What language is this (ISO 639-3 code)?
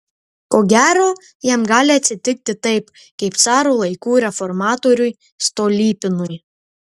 lit